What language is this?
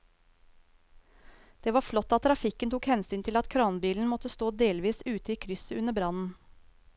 Norwegian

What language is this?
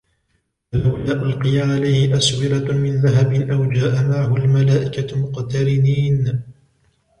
Arabic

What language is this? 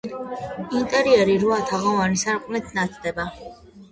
Georgian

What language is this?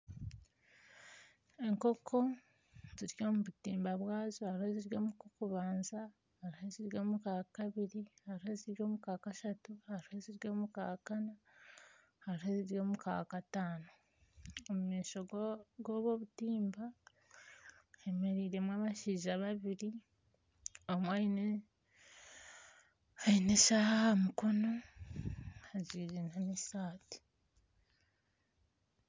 Nyankole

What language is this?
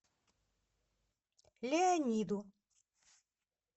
Russian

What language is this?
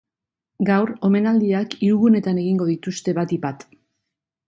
Basque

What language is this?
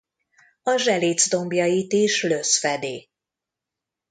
Hungarian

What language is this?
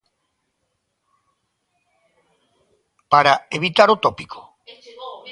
Galician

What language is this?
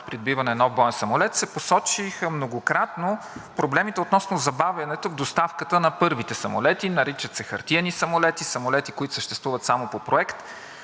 Bulgarian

